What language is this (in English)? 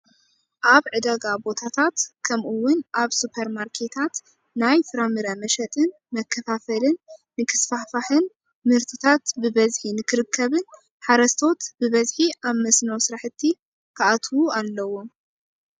Tigrinya